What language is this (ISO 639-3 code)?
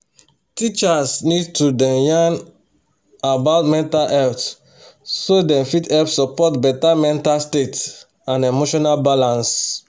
pcm